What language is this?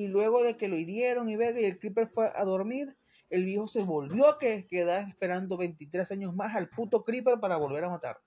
Spanish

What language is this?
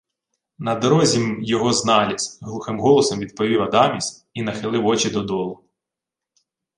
Ukrainian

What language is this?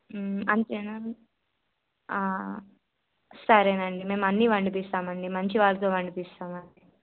Telugu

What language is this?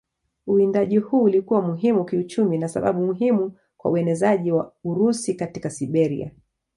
Swahili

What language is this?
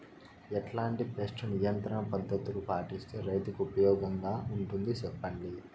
Telugu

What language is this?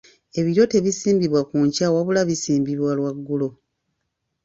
Ganda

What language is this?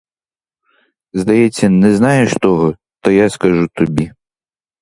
Ukrainian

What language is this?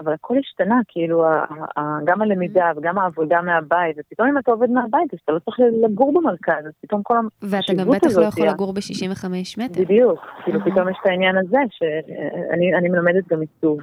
Hebrew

